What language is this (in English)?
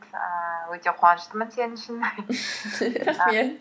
Kazakh